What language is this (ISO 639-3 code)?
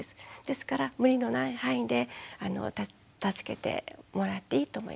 jpn